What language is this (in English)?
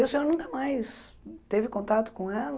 Portuguese